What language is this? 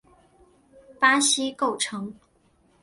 Chinese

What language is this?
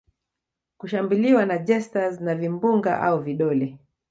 Swahili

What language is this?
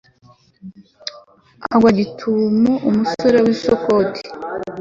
Kinyarwanda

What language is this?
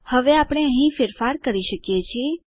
Gujarati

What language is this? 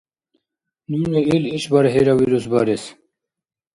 Dargwa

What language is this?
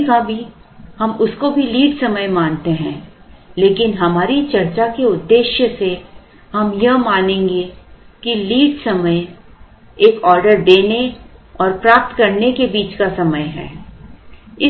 Hindi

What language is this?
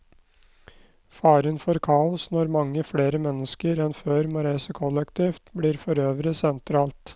Norwegian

